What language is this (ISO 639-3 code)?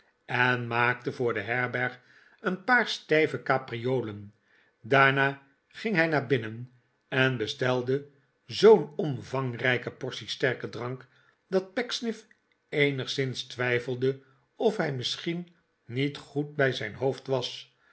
nld